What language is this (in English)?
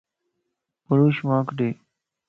Lasi